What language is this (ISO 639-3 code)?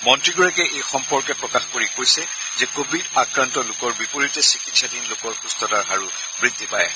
asm